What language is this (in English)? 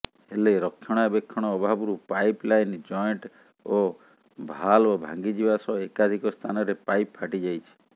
Odia